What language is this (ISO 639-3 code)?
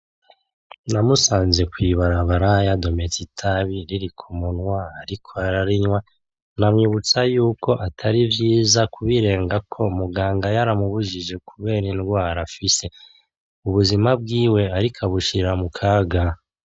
run